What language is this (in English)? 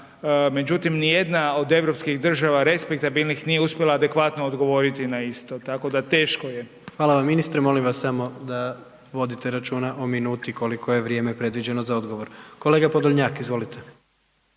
Croatian